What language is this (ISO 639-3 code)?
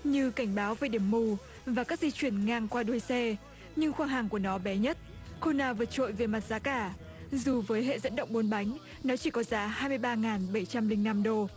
vie